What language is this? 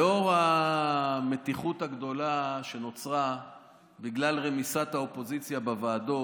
Hebrew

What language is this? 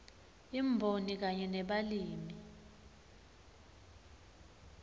Swati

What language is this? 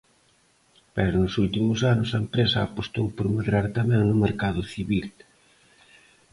Galician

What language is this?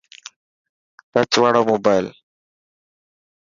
Dhatki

